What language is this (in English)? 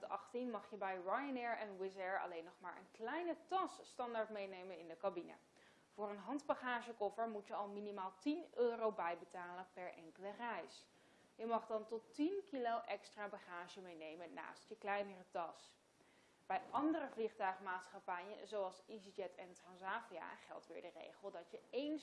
Dutch